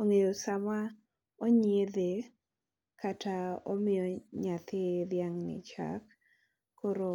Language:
Luo (Kenya and Tanzania)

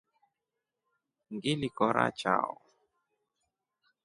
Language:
Rombo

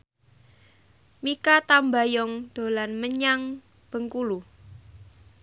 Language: Javanese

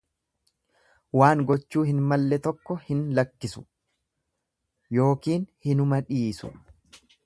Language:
Oromo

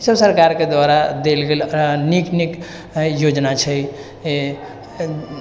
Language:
Maithili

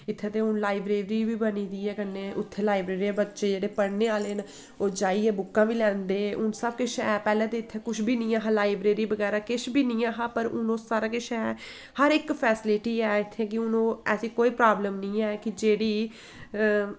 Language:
Dogri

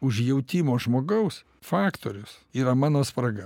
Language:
Lithuanian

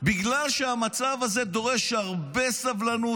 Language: Hebrew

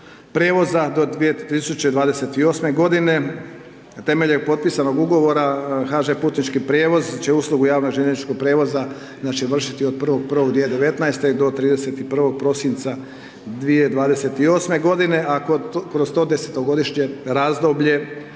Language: Croatian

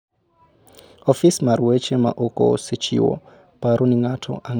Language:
Luo (Kenya and Tanzania)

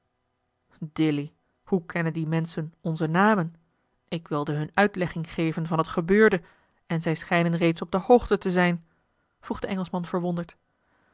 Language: Dutch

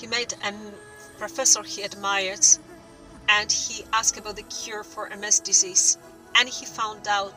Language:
English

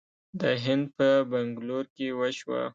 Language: Pashto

